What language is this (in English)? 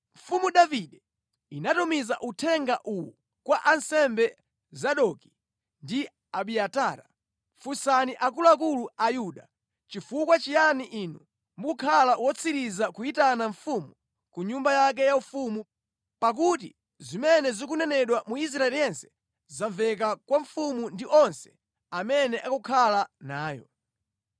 Nyanja